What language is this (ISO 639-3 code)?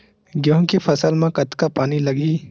hne